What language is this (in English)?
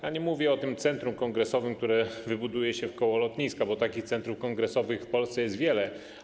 Polish